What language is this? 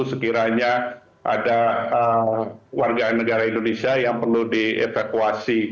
Indonesian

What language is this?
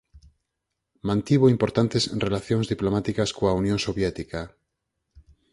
Galician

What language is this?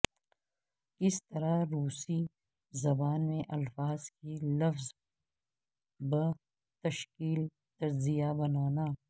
Urdu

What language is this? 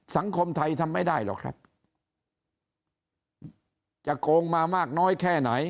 Thai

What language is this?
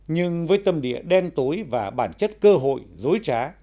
Vietnamese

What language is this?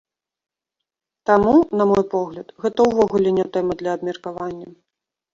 Belarusian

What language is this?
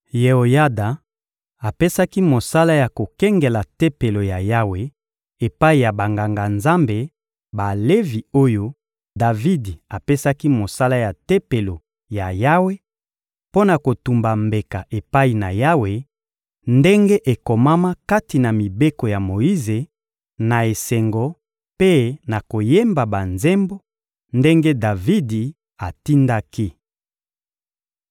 Lingala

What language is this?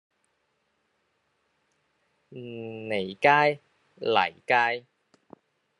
Cantonese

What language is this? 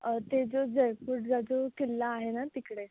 Marathi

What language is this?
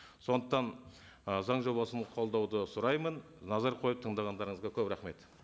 Kazakh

